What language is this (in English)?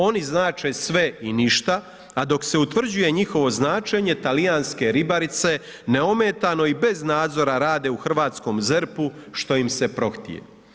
Croatian